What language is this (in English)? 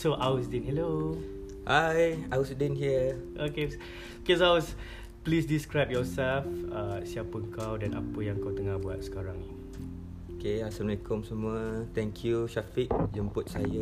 Malay